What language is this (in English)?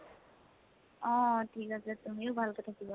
Assamese